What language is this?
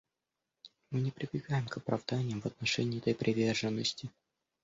Russian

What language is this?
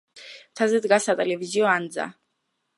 Georgian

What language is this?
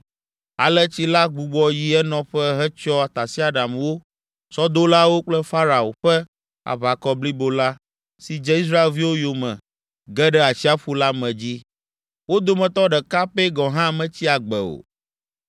Ewe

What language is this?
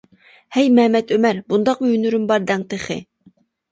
Uyghur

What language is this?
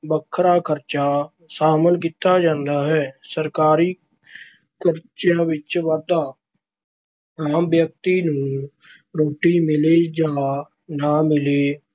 Punjabi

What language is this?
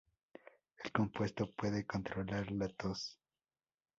Spanish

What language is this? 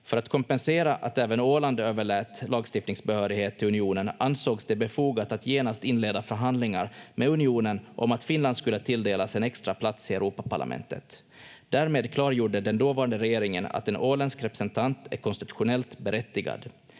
Finnish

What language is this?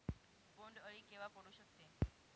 Marathi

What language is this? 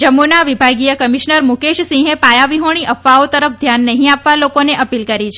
Gujarati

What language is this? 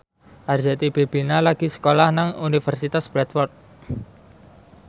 Javanese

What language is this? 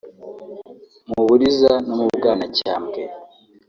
Kinyarwanda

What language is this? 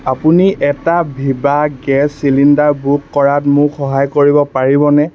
Assamese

